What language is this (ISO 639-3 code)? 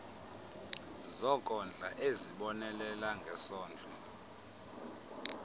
xho